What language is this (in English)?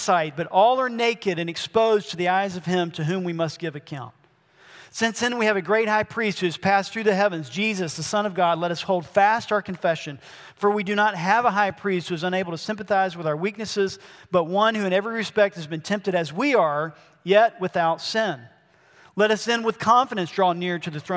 English